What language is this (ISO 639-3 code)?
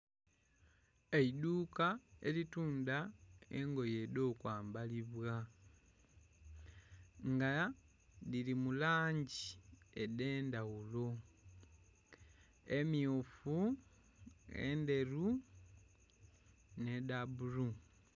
xog